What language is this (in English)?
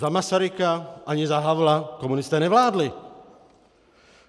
Czech